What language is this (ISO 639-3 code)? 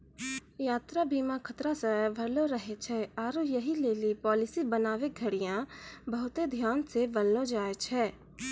mai